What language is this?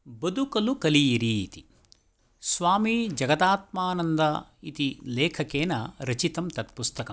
Sanskrit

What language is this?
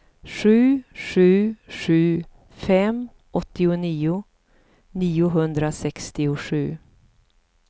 Swedish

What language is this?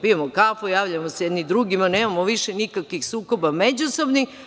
Serbian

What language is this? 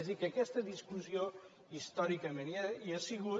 Catalan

